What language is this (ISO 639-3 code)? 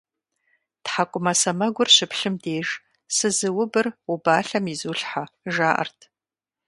kbd